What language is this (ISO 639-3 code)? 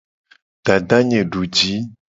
gej